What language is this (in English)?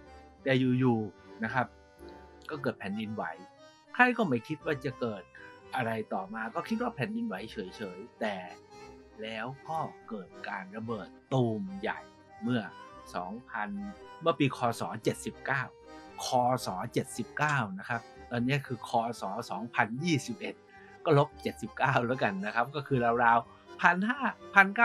Thai